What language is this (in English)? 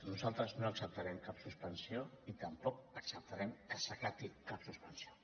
Catalan